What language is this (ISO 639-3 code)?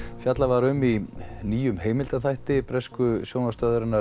isl